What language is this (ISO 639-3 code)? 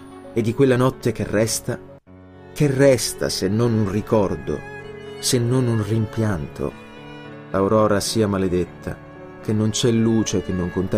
ita